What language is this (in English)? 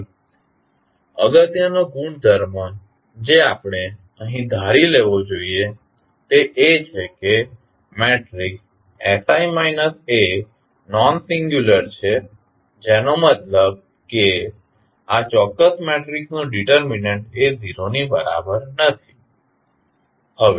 Gujarati